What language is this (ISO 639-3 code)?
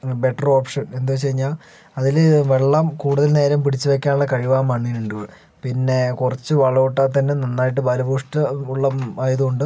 mal